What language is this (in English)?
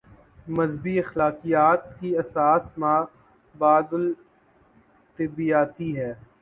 Urdu